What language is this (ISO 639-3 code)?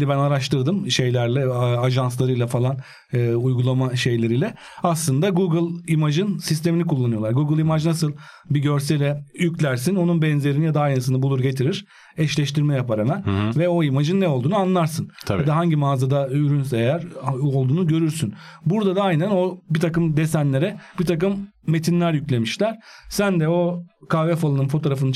tur